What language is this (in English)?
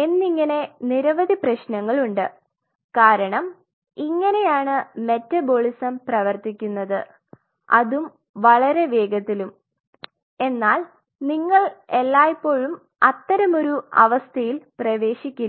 Malayalam